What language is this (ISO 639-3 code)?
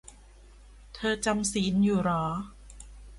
tha